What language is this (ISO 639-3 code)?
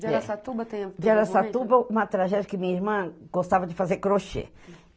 por